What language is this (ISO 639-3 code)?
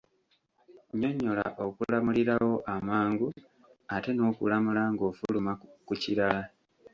lug